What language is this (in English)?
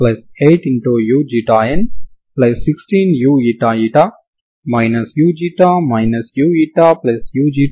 Telugu